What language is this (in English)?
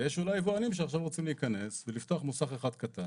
Hebrew